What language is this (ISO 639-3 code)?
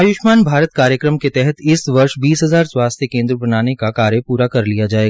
hin